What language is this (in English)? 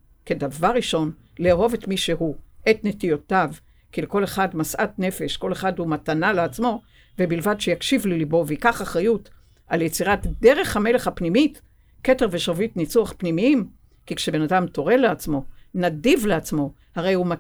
Hebrew